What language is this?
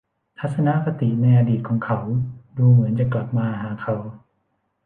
Thai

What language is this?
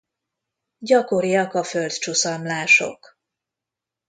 Hungarian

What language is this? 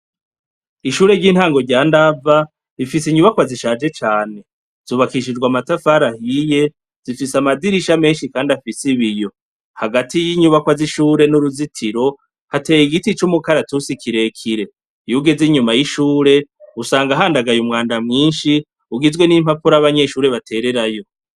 Rundi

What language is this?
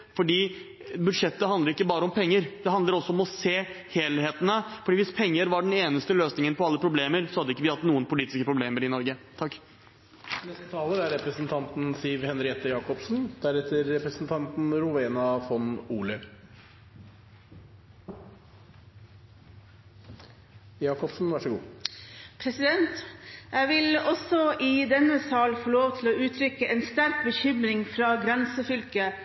Norwegian Bokmål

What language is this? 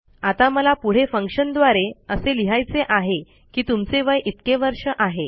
Marathi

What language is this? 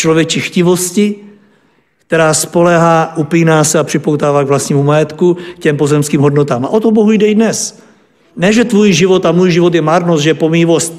Czech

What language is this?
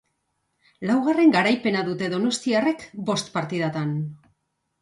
Basque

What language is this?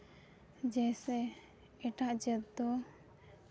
Santali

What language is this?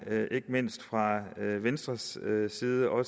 Danish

